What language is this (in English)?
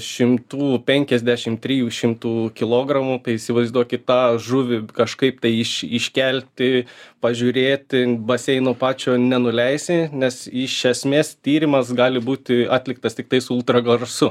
Lithuanian